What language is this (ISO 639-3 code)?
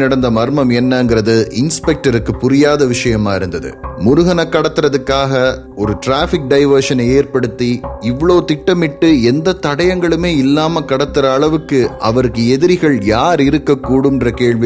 tam